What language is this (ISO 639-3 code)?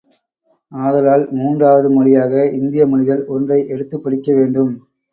tam